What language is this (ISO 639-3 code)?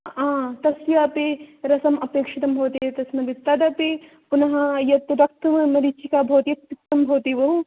san